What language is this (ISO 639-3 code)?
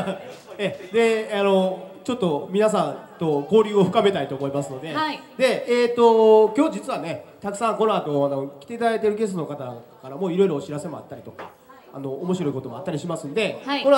jpn